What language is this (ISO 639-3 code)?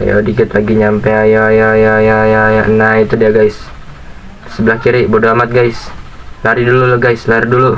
ind